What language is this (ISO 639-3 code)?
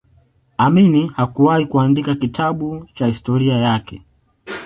swa